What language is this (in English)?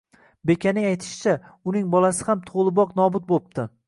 Uzbek